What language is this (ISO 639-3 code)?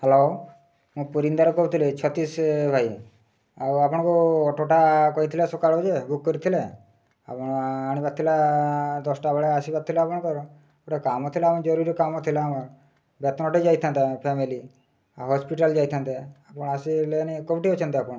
ori